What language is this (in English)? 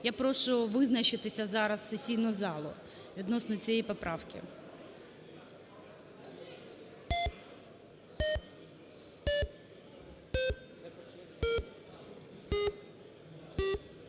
Ukrainian